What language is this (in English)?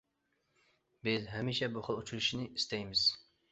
Uyghur